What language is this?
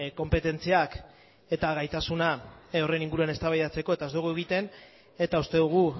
Basque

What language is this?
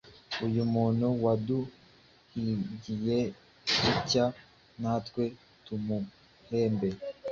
Kinyarwanda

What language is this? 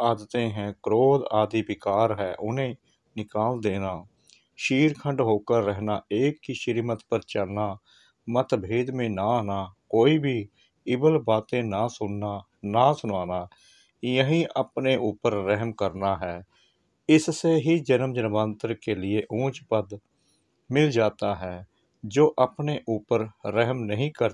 Hindi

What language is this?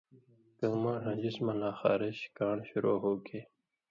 Indus Kohistani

